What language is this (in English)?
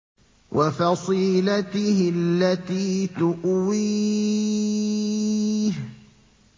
Arabic